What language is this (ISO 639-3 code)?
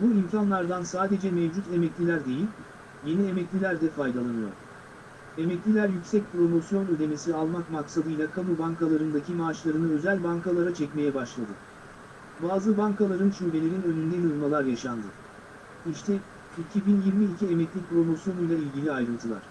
tur